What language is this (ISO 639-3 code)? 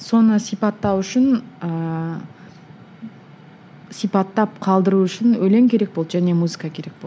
kaz